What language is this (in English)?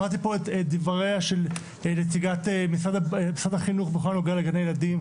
Hebrew